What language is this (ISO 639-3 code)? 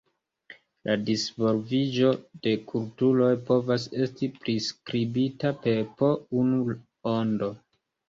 epo